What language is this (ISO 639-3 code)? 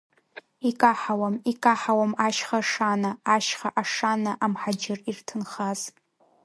abk